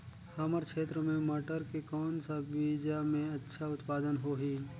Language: Chhattisgarhi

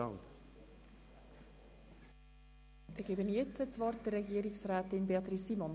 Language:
Swiss German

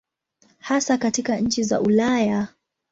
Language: Swahili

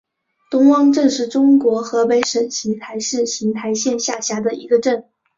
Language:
Chinese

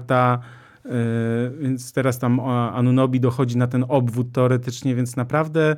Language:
Polish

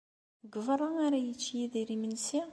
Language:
Kabyle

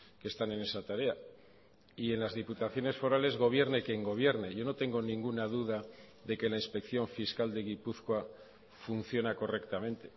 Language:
Spanish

